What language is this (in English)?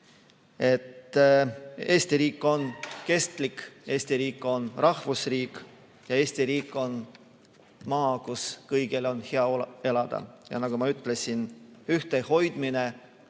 Estonian